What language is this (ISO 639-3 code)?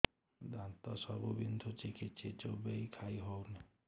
ori